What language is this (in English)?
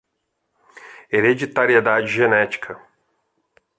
Portuguese